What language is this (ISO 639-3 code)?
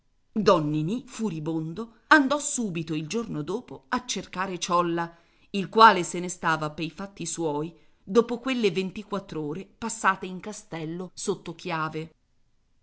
ita